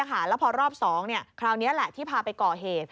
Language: Thai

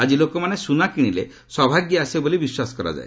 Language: Odia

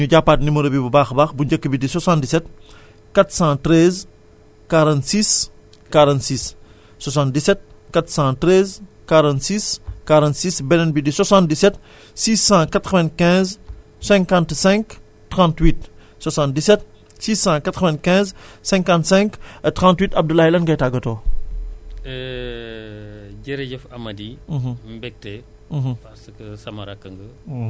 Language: Wolof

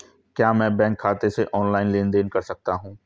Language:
Hindi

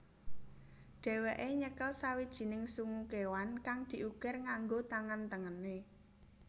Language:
Javanese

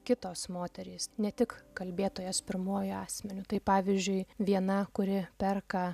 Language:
Lithuanian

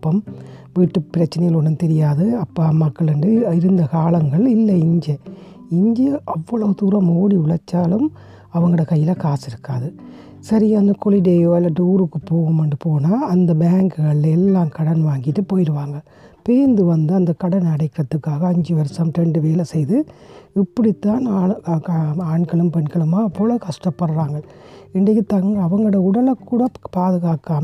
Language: Tamil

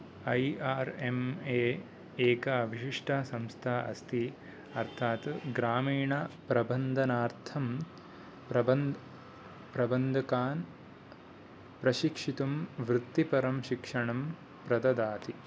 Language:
Sanskrit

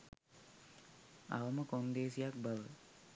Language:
Sinhala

